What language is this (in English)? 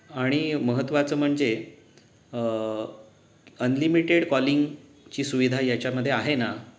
Marathi